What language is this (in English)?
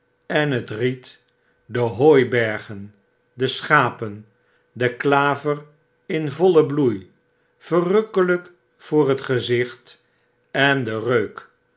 Dutch